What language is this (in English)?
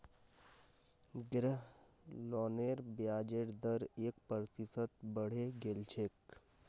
Magahi